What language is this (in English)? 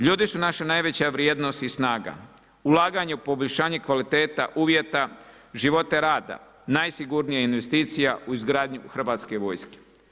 Croatian